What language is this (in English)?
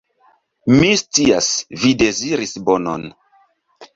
Esperanto